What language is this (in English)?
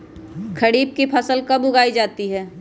Magahi